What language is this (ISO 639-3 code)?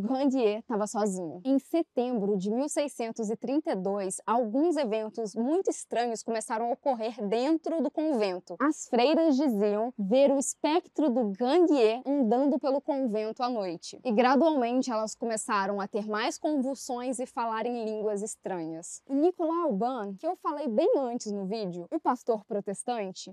por